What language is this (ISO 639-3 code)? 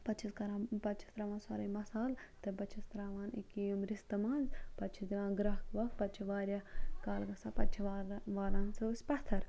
kas